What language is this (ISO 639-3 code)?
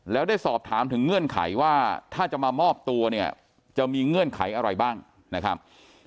tha